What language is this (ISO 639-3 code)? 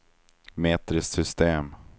swe